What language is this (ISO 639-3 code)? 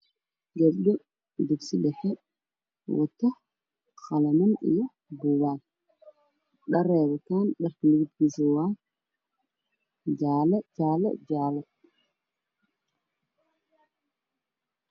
som